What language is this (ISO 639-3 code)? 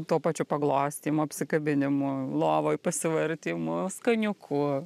lit